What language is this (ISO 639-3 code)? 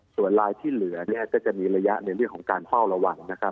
tha